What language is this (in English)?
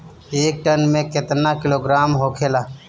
Bhojpuri